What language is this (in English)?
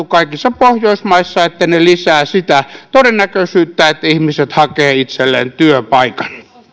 Finnish